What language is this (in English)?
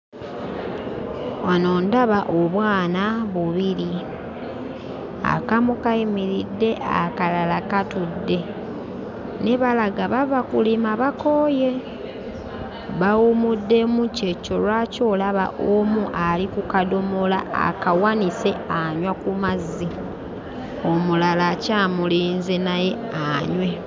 Ganda